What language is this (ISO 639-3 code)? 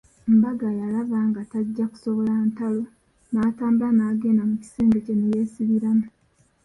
lug